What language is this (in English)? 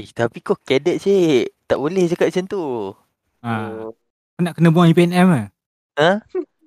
Malay